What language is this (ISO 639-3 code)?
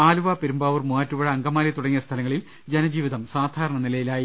mal